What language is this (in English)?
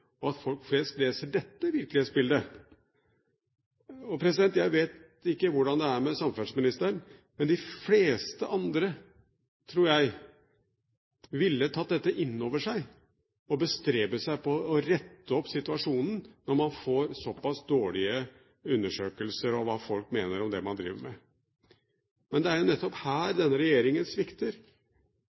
Norwegian Bokmål